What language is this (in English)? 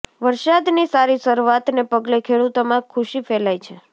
Gujarati